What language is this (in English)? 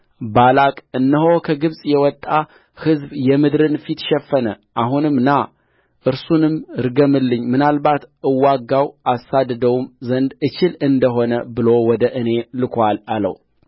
Amharic